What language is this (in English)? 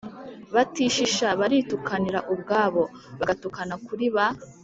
Kinyarwanda